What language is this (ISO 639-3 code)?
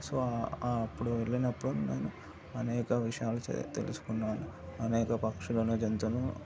tel